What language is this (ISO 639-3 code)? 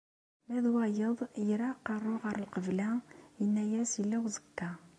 kab